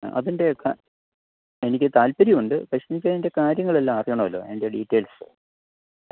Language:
Malayalam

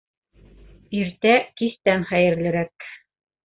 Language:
Bashkir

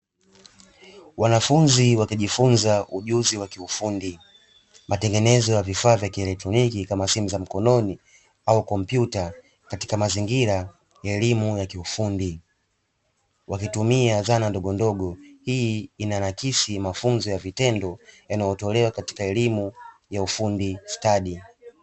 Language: Swahili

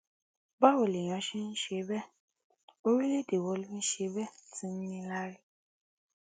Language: Yoruba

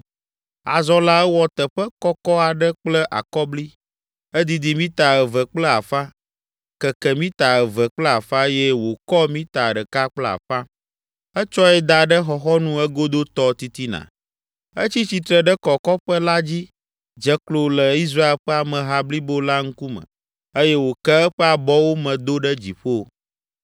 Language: Ewe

